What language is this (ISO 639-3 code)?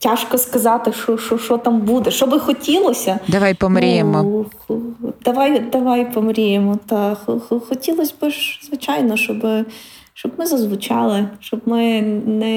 ukr